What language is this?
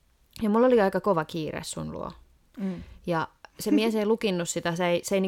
Finnish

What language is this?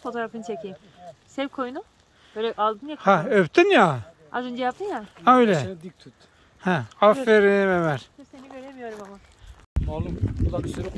Turkish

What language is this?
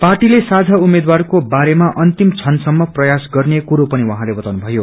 Nepali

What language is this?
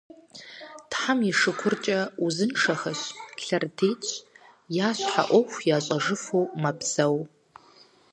Kabardian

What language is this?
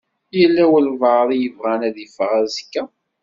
Kabyle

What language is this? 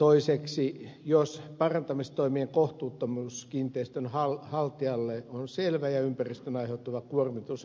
Finnish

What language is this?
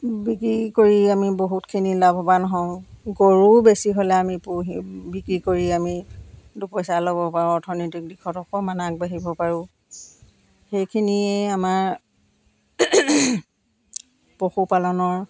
Assamese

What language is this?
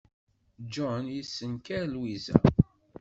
Kabyle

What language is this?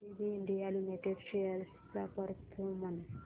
Marathi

